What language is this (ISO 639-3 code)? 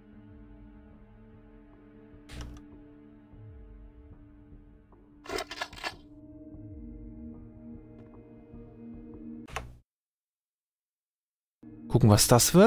deu